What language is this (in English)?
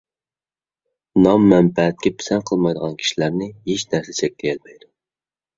Uyghur